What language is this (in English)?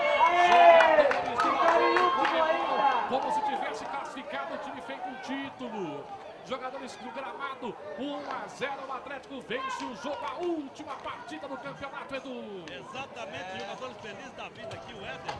Portuguese